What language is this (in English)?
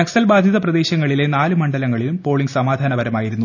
Malayalam